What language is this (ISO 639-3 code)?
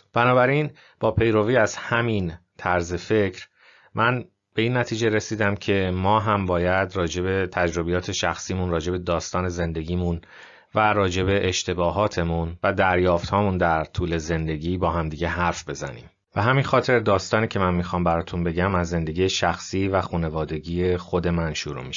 fas